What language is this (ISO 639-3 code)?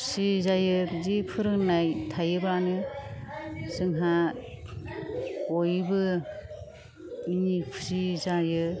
brx